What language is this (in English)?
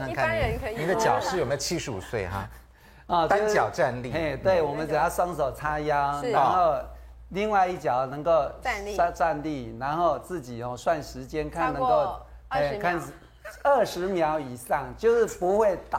Chinese